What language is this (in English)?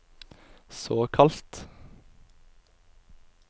Norwegian